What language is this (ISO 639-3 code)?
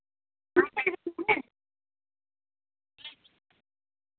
doi